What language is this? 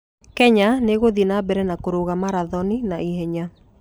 Kikuyu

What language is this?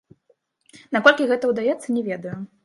Belarusian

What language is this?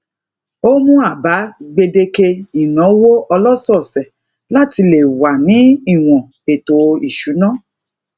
Yoruba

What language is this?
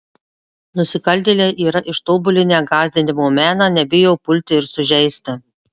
Lithuanian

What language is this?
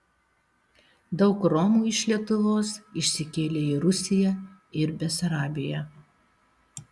Lithuanian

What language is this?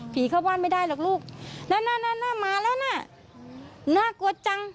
Thai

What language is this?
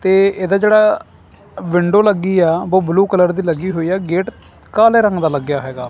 Punjabi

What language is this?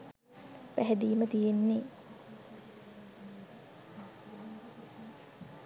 Sinhala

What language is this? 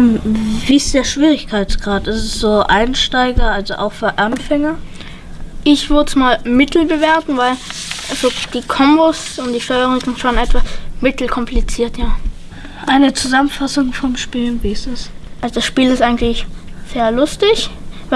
German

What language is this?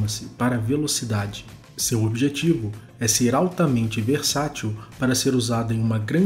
Portuguese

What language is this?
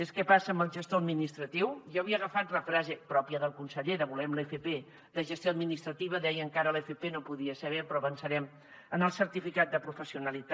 Catalan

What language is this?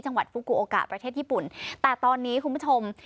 Thai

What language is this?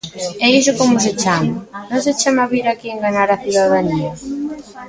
Galician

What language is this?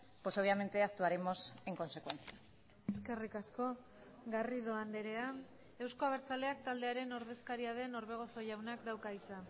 Basque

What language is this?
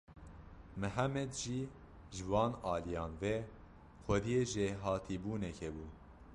Kurdish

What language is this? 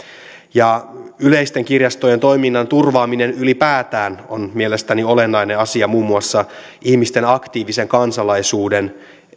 Finnish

